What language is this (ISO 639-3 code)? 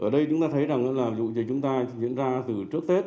vie